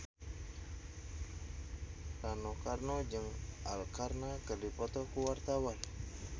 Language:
Sundanese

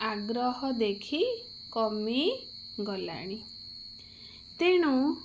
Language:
Odia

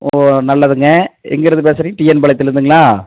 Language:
Tamil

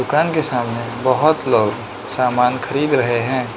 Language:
Hindi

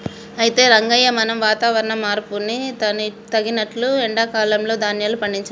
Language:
Telugu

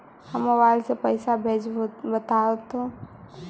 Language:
Magahi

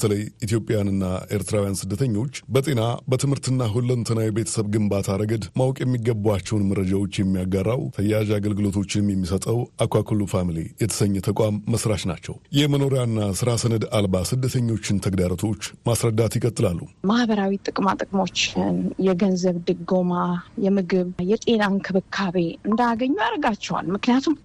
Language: Amharic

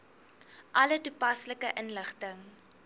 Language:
Afrikaans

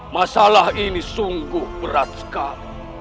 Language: Indonesian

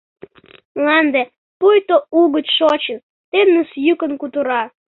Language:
Mari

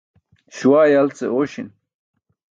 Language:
Burushaski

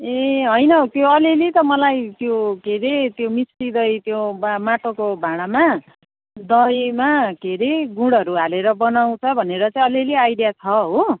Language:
Nepali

